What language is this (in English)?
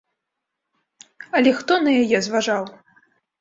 Belarusian